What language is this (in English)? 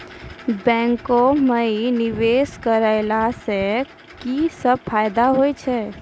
Maithili